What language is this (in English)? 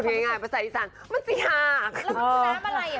Thai